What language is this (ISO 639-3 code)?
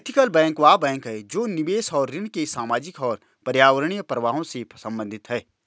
hin